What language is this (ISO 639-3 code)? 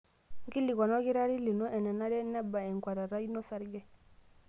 mas